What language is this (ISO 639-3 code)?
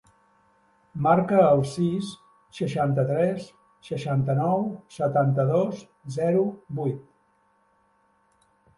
cat